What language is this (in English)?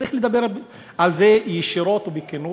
Hebrew